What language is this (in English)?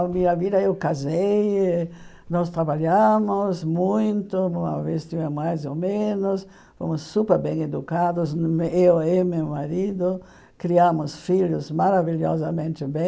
Portuguese